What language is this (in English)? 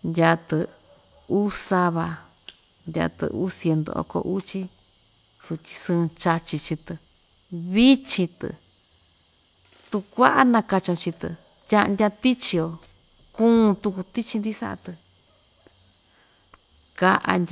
Ixtayutla Mixtec